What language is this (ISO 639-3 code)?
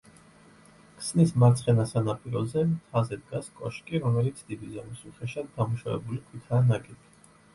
kat